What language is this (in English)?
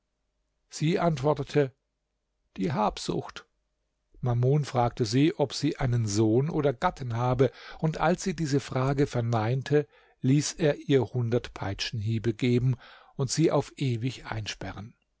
German